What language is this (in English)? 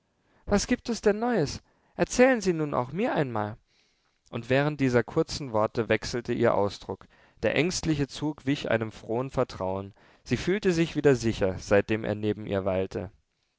German